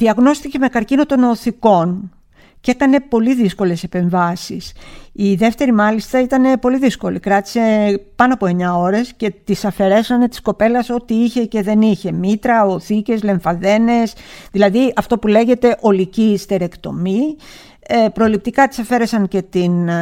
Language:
Greek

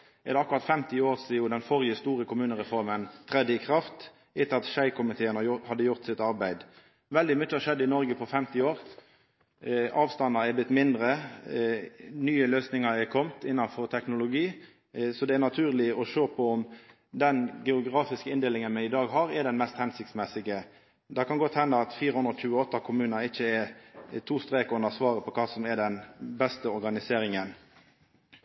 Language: Norwegian Nynorsk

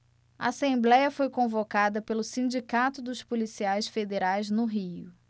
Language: Portuguese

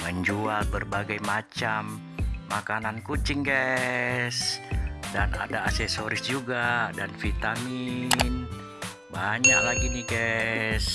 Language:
Indonesian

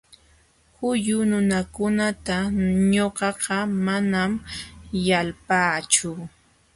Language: Jauja Wanca Quechua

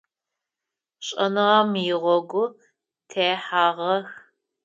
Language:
Adyghe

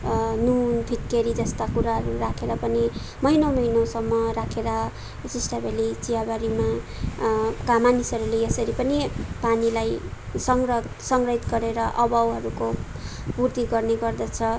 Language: Nepali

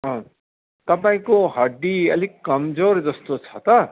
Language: Nepali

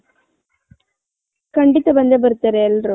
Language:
Kannada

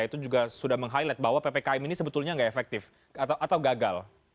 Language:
Indonesian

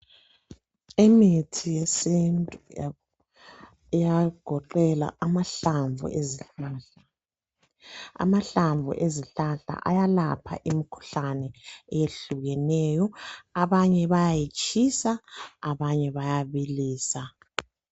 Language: North Ndebele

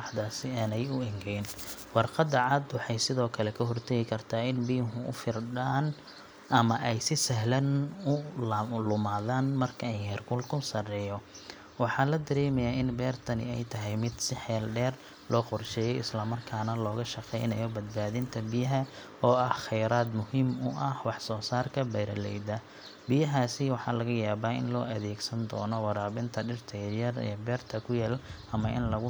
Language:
Somali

